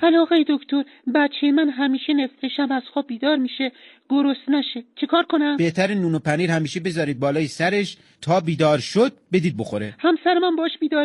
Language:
Persian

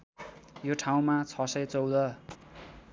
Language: Nepali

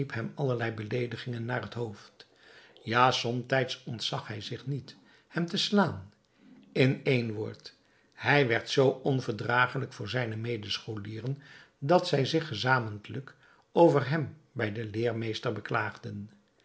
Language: Dutch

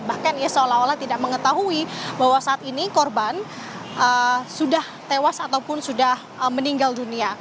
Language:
Indonesian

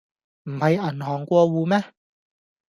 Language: Cantonese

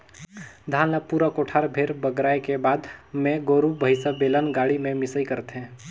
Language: Chhattisgarhi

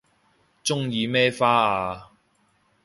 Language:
Cantonese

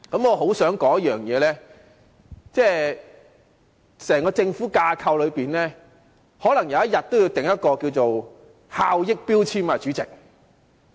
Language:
Cantonese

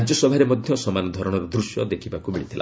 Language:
Odia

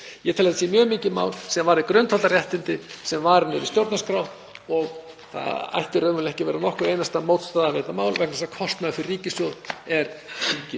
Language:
Icelandic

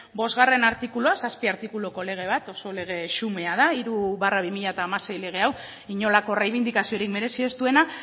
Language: Basque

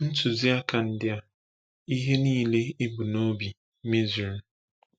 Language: Igbo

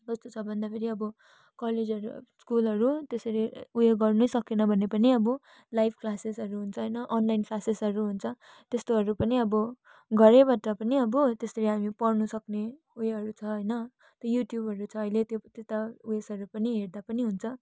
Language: Nepali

